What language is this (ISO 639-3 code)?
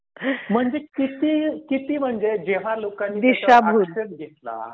mar